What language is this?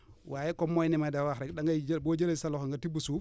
Wolof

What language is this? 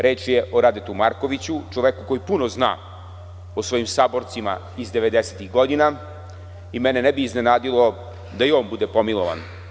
Serbian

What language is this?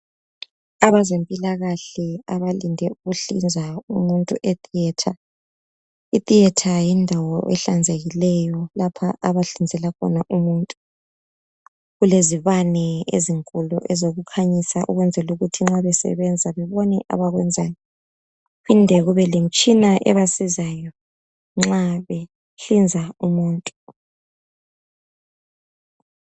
North Ndebele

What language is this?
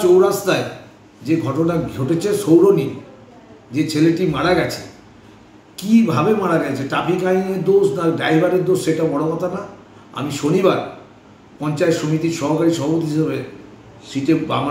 Hindi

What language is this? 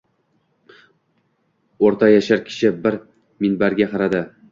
Uzbek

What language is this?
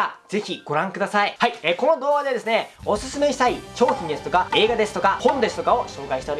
Japanese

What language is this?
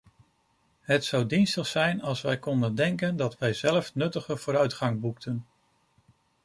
Dutch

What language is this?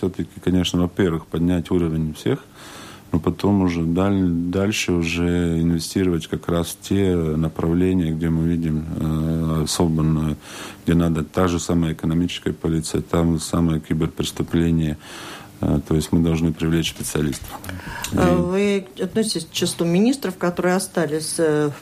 Russian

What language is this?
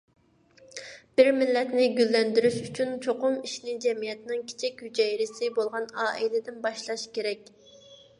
Uyghur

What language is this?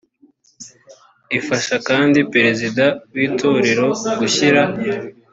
Kinyarwanda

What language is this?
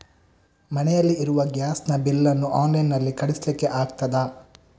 Kannada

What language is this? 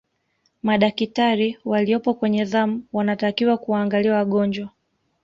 Swahili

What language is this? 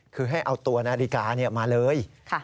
Thai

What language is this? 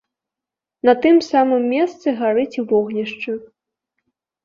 Belarusian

